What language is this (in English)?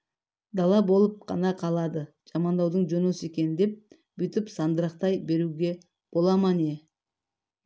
Kazakh